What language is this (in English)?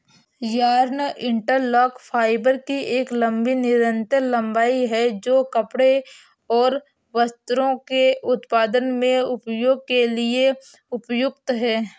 Hindi